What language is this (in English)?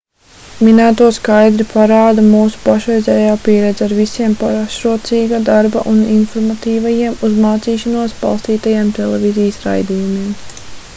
Latvian